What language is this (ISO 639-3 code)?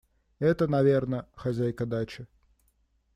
rus